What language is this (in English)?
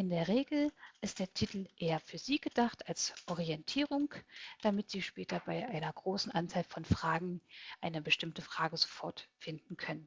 German